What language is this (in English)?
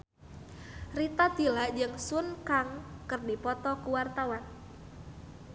Sundanese